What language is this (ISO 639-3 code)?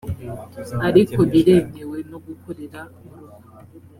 kin